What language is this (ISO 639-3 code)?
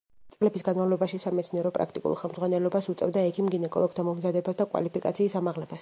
kat